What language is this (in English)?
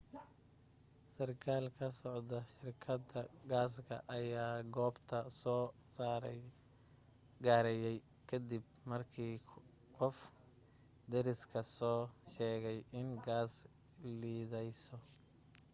Somali